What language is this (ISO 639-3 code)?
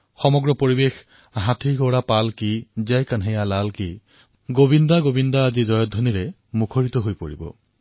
asm